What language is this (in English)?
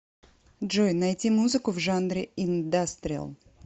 Russian